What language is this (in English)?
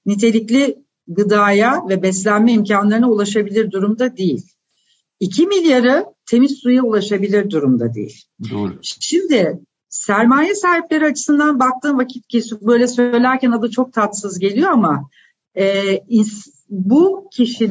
Turkish